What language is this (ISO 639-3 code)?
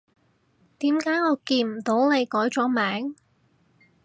yue